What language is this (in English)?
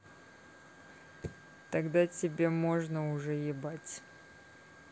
Russian